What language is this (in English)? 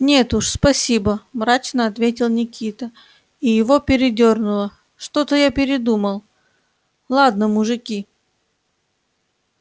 Russian